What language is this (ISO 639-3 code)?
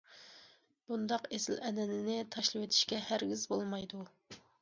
uig